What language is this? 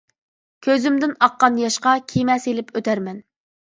Uyghur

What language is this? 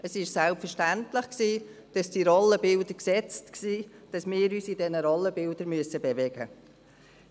Swiss German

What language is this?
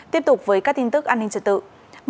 Vietnamese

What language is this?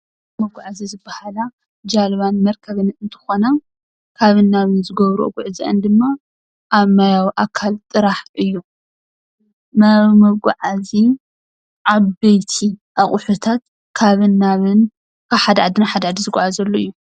Tigrinya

